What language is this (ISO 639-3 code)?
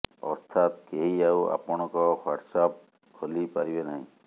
ori